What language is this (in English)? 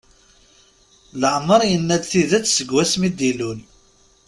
Kabyle